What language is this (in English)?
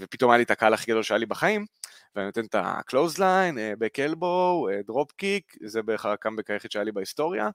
Hebrew